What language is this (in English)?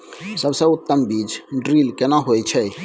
Maithili